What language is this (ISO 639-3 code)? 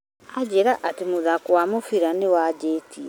kik